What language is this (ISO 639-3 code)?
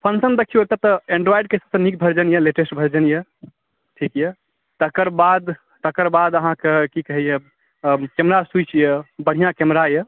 mai